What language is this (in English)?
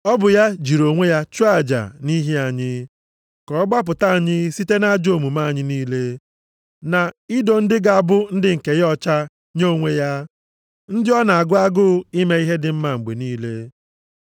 Igbo